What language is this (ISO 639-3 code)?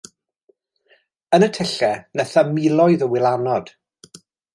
cym